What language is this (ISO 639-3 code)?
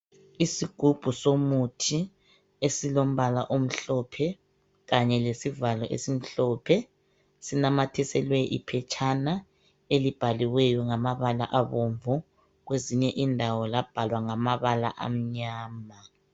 nde